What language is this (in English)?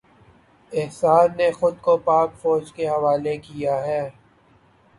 Urdu